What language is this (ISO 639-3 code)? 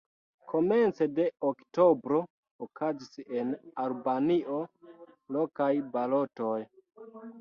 epo